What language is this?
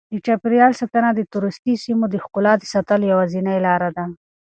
Pashto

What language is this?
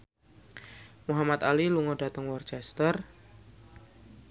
Javanese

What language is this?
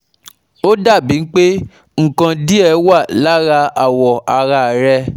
Yoruba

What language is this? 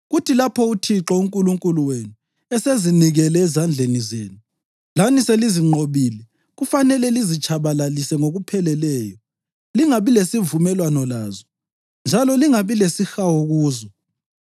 North Ndebele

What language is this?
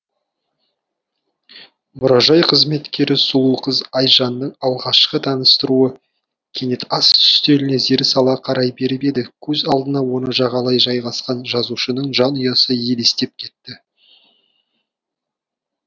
Kazakh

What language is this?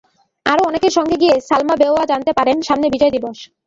Bangla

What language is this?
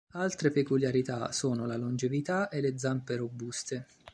Italian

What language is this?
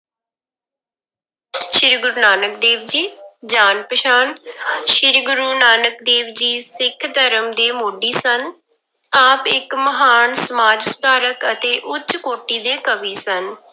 Punjabi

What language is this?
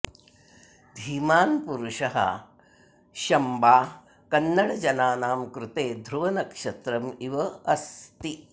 Sanskrit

